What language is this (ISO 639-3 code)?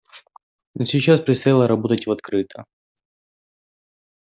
rus